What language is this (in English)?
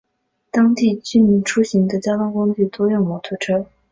Chinese